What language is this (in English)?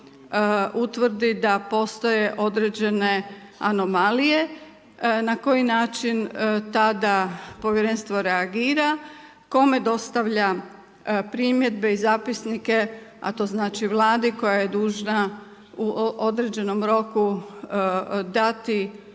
Croatian